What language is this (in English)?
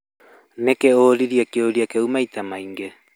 Kikuyu